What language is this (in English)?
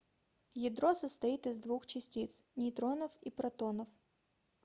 Russian